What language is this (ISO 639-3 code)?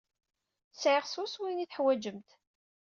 kab